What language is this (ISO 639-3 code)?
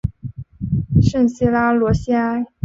zho